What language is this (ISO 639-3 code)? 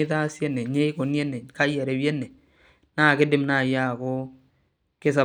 mas